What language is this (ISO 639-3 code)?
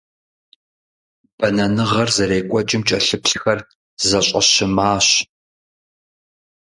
kbd